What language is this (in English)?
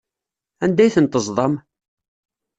Kabyle